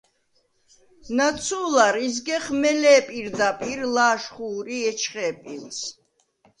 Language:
Svan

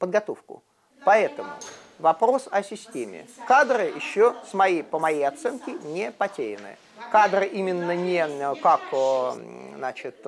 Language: Russian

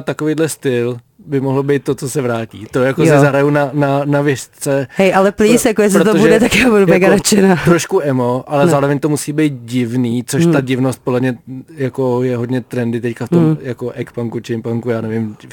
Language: Czech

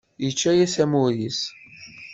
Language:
Kabyle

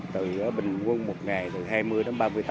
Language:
Vietnamese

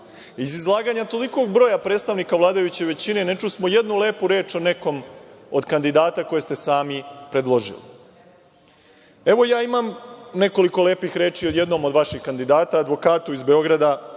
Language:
Serbian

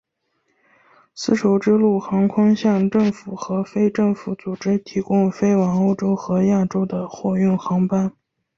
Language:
Chinese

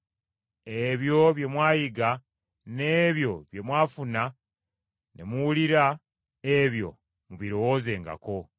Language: Ganda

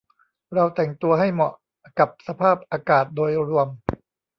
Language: Thai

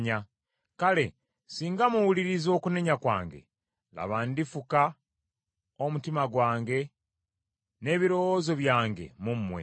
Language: Ganda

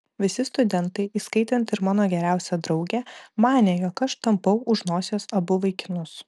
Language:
Lithuanian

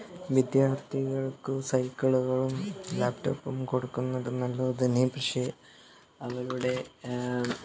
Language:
Malayalam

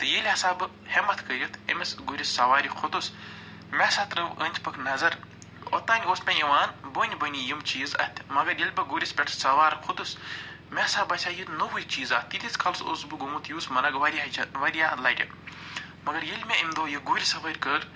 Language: Kashmiri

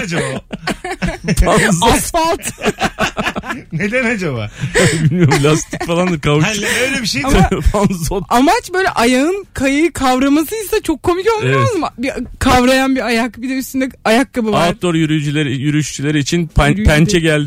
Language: Turkish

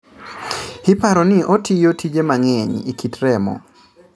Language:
Luo (Kenya and Tanzania)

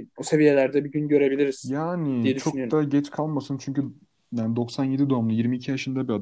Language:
Turkish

